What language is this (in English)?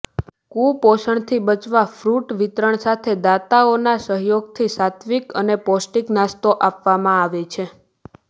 Gujarati